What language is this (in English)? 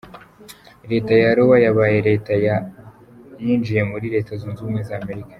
Kinyarwanda